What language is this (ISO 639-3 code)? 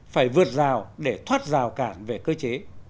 vie